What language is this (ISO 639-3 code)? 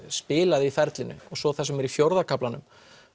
isl